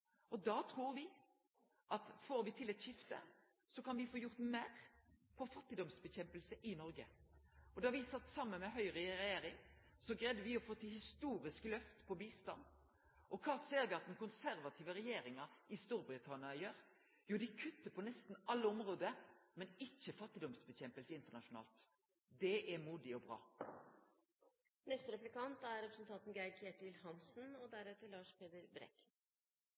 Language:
Norwegian Nynorsk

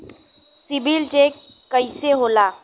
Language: Bhojpuri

